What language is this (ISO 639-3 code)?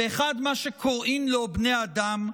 heb